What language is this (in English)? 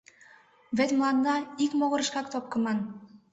Mari